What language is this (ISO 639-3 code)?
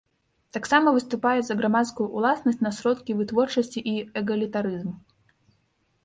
bel